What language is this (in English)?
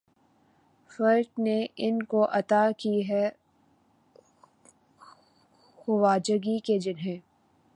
Urdu